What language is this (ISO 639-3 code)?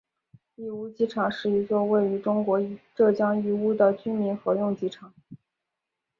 zho